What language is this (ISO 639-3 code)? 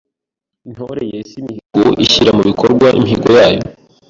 kin